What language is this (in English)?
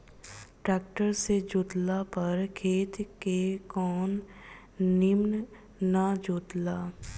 Bhojpuri